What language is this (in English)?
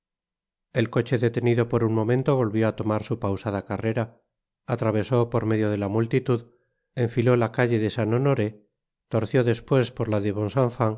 Spanish